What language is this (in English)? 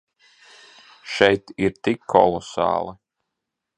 Latvian